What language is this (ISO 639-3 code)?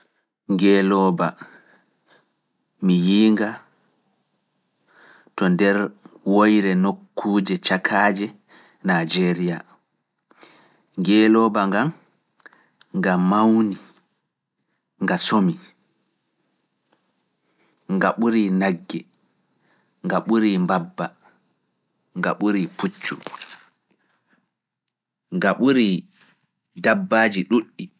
ful